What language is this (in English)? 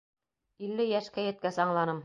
Bashkir